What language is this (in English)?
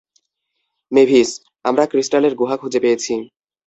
Bangla